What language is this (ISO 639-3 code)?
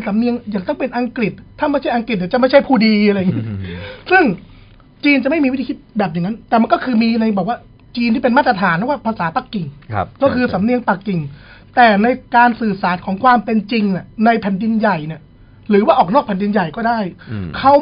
tha